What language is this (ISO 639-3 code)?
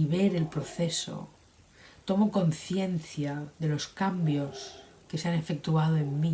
spa